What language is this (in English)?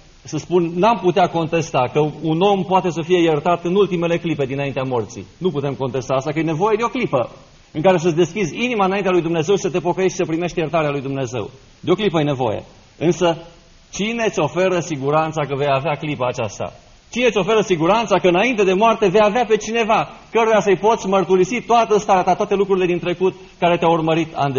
Romanian